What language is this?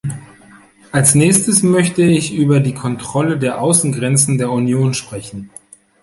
German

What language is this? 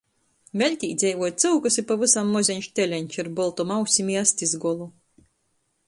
Latgalian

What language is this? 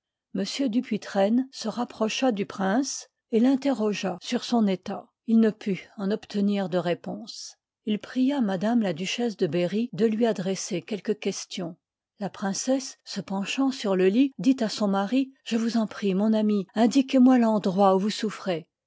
French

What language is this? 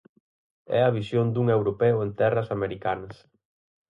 Galician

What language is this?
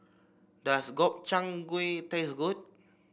English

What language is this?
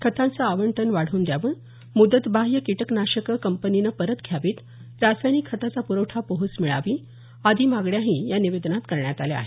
Marathi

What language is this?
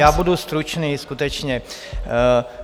Czech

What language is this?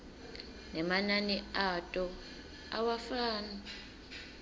Swati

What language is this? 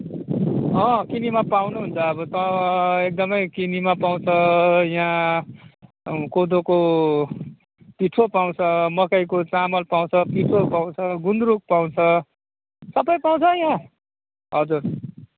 Nepali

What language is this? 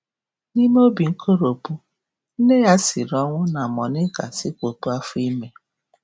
Igbo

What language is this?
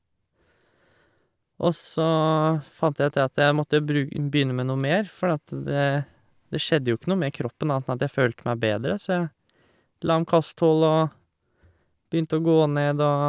Norwegian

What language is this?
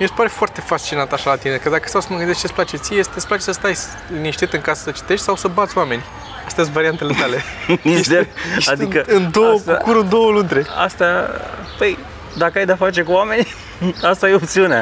Romanian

